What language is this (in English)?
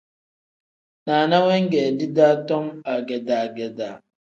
Tem